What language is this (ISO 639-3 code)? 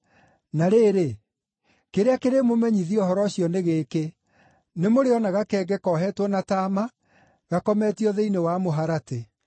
kik